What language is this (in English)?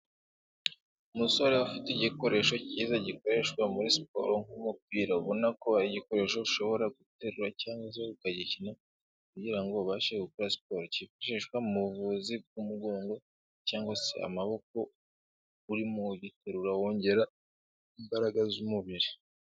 Kinyarwanda